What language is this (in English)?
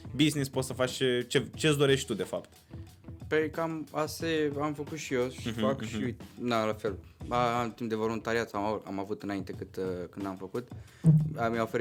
Romanian